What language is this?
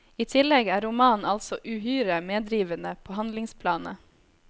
Norwegian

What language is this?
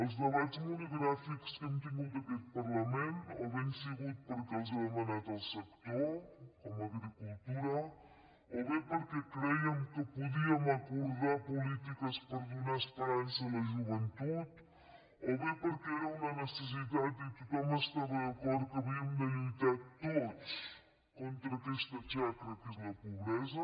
Catalan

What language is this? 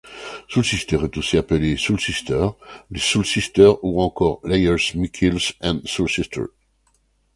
French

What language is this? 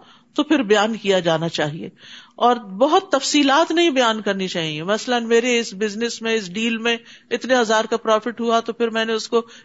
Urdu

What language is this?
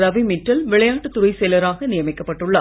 Tamil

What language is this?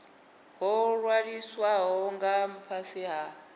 Venda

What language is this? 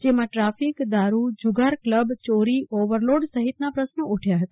Gujarati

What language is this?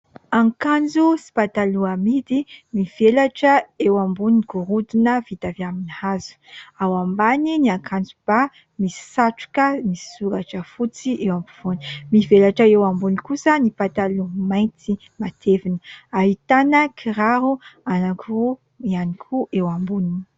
Malagasy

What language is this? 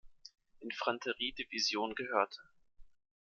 German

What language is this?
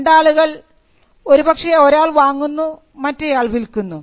Malayalam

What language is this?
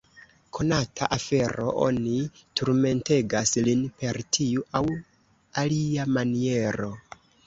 Esperanto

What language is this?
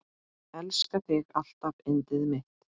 Icelandic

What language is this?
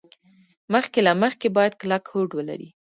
Pashto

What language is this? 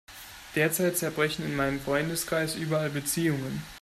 German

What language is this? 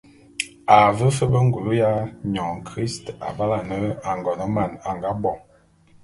Bulu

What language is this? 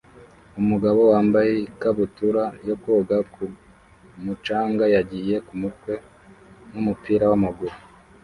Kinyarwanda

